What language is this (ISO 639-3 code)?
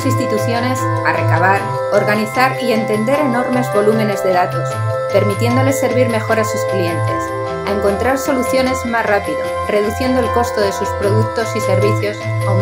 spa